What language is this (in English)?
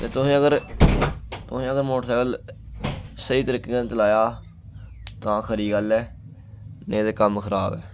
Dogri